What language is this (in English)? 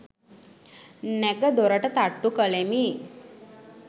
Sinhala